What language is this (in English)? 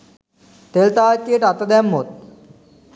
Sinhala